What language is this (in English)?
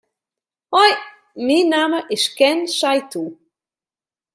Western Frisian